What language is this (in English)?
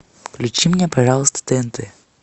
Russian